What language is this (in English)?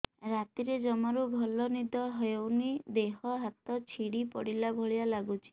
Odia